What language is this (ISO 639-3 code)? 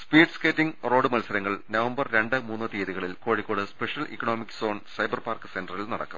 mal